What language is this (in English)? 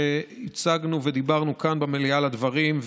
Hebrew